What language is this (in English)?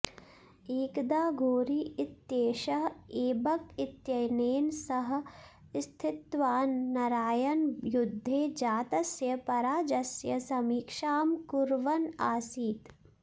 Sanskrit